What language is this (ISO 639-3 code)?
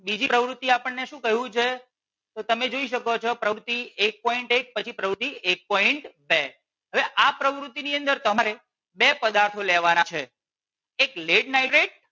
guj